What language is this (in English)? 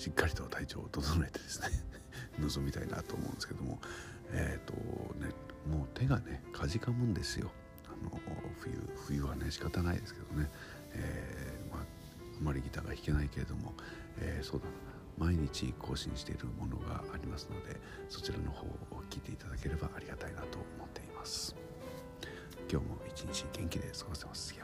Japanese